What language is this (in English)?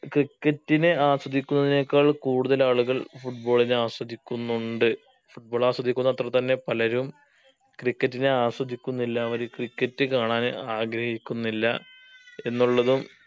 Malayalam